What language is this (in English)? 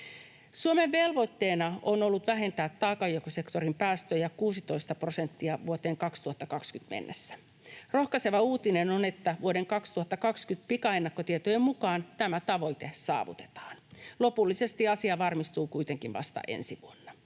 Finnish